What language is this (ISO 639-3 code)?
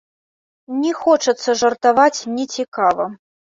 bel